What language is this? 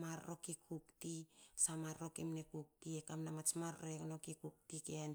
Hakö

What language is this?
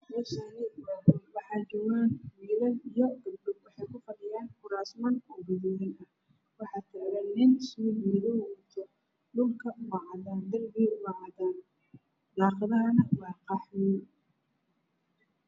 Somali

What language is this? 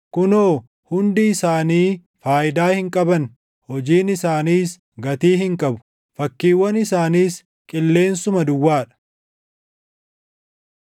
Oromo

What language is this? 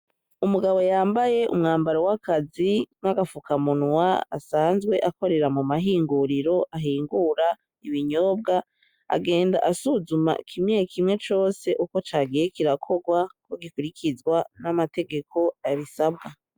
Rundi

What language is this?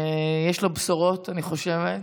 Hebrew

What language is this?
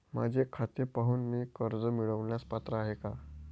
Marathi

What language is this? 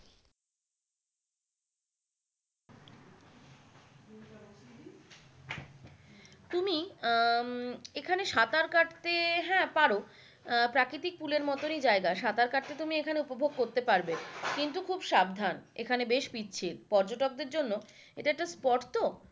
Bangla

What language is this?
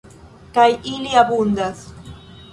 Esperanto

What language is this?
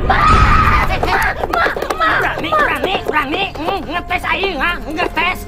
Indonesian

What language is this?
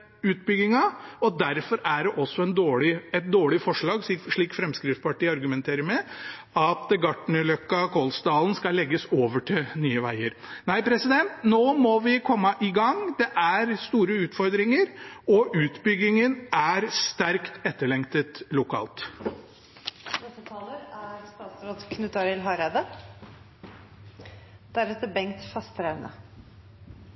Norwegian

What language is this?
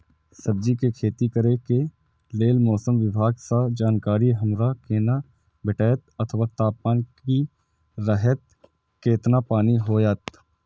Maithili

